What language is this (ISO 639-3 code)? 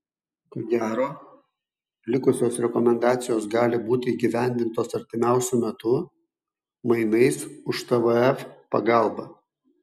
lit